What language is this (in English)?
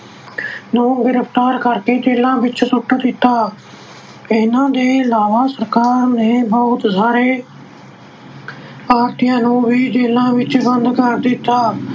Punjabi